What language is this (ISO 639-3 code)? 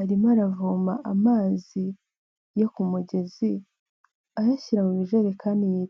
kin